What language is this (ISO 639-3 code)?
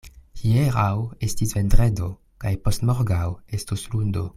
epo